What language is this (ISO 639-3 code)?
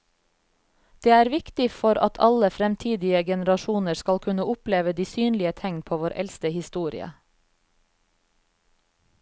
nor